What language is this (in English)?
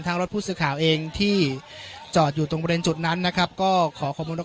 Thai